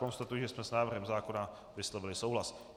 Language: Czech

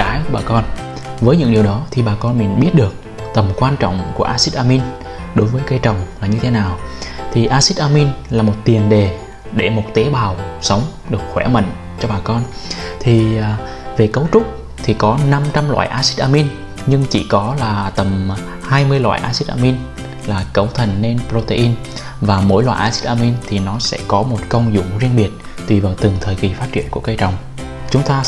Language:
Vietnamese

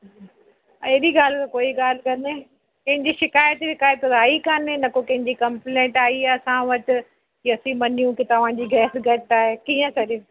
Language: Sindhi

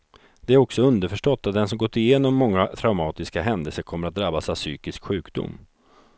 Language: Swedish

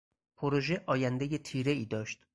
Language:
Persian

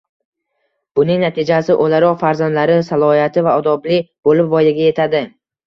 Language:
Uzbek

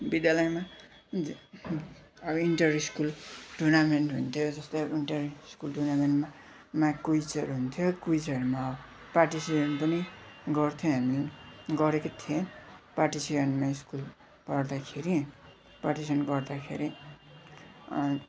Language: Nepali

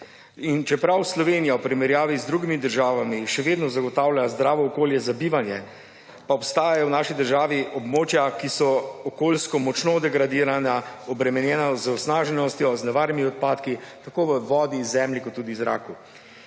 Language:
Slovenian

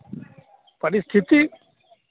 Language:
Hindi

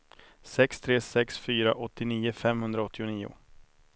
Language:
Swedish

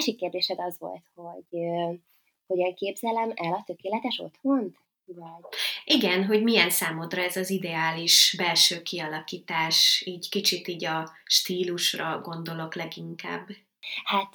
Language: Hungarian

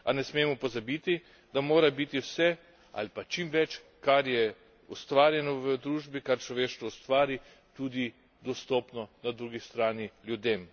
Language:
Slovenian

